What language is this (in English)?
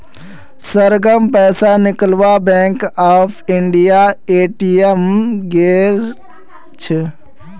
Magahi